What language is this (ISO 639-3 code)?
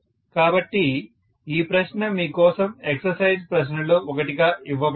tel